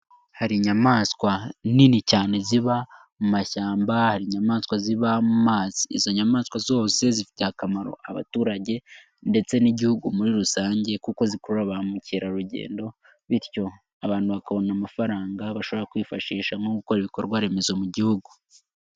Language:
Kinyarwanda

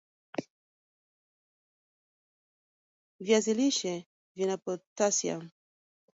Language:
Swahili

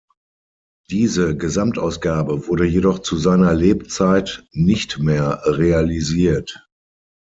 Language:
German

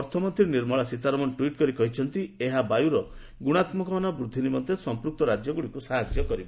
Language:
Odia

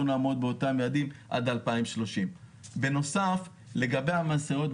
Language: Hebrew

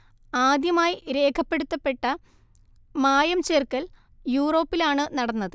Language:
Malayalam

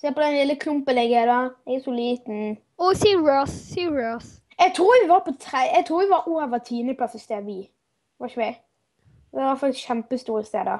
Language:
Norwegian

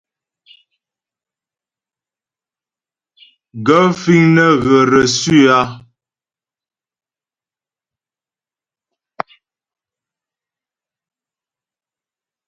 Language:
Ghomala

